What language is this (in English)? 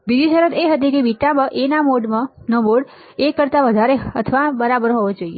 Gujarati